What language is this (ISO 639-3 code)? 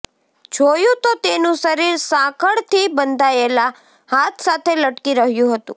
guj